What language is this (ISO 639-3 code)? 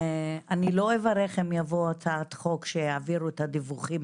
heb